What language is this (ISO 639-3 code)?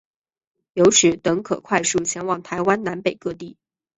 zho